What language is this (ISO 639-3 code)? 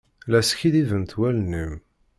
kab